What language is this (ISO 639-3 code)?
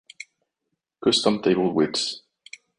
eng